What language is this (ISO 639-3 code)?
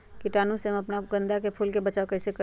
mag